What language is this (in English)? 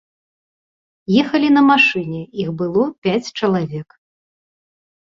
Belarusian